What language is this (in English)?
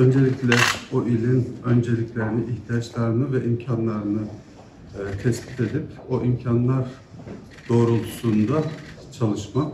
Turkish